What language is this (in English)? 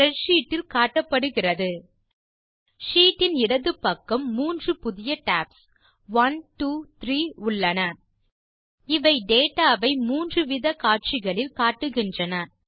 Tamil